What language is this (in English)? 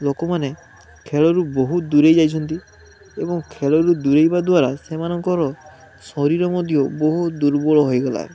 Odia